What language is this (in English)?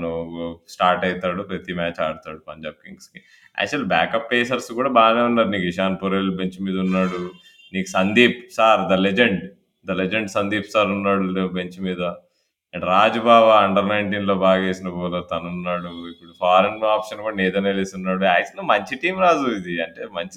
Telugu